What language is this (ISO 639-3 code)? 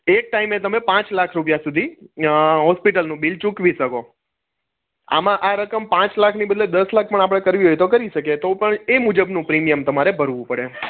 guj